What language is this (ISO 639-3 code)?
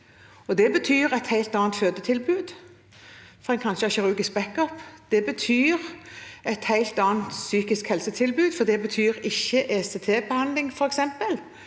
nor